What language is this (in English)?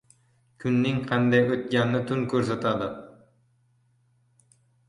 Uzbek